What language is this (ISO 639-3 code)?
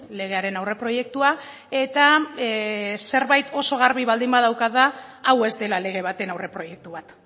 eus